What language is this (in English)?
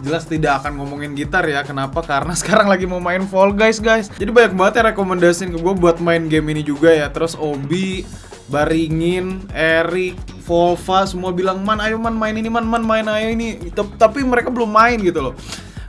Indonesian